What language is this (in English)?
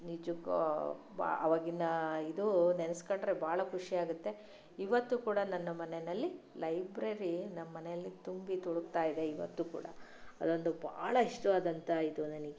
Kannada